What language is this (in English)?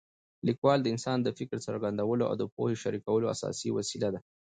Pashto